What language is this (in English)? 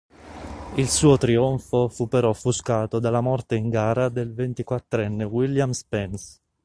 Italian